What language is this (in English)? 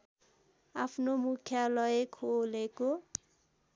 Nepali